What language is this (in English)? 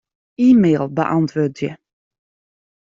Western Frisian